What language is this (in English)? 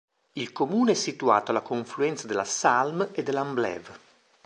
Italian